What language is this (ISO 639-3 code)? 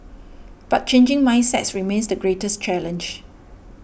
eng